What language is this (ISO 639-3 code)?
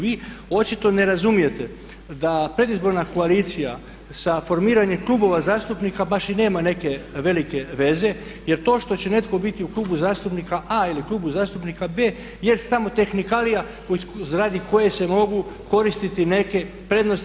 hrv